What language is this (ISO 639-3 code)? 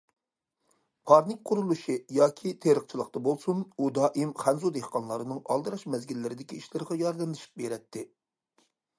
uig